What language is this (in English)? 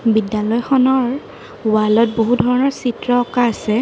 Assamese